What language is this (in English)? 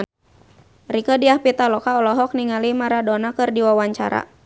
Sundanese